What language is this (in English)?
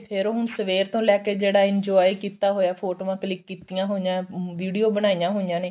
Punjabi